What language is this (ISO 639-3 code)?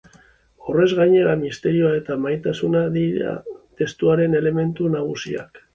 eus